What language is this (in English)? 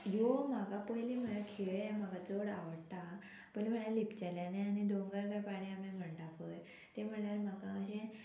Konkani